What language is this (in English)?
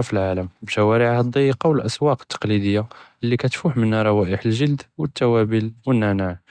Judeo-Arabic